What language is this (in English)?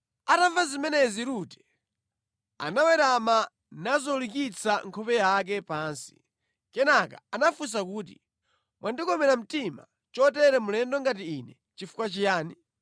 Nyanja